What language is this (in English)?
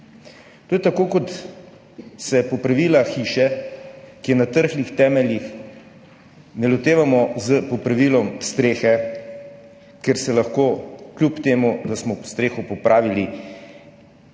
Slovenian